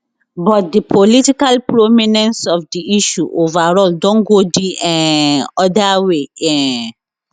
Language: Nigerian Pidgin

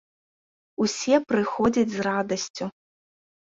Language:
Belarusian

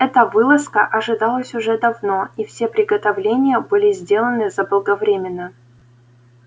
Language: Russian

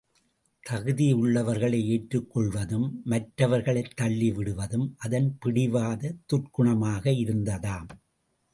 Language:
Tamil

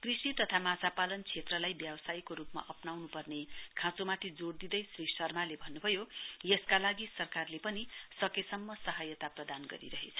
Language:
Nepali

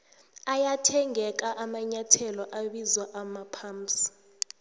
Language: South Ndebele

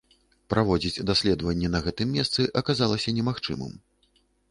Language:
Belarusian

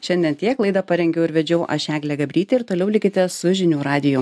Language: Lithuanian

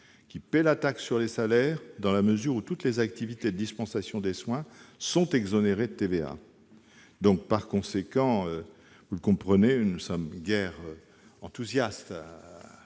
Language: French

